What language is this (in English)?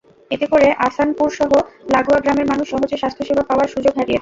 Bangla